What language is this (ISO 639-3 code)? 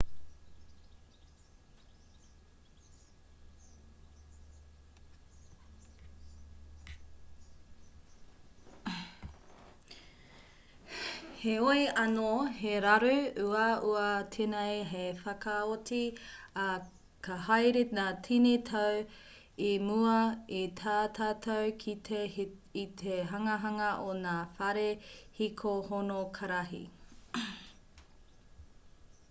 mri